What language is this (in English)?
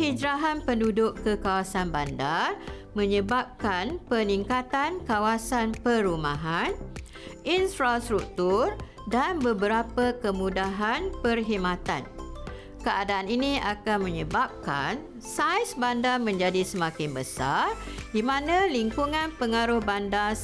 Malay